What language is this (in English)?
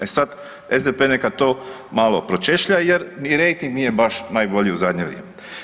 Croatian